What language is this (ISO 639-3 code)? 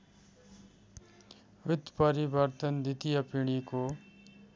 nep